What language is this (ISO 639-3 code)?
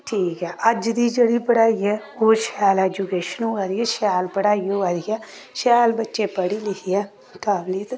doi